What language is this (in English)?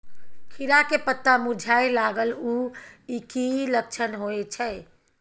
Maithili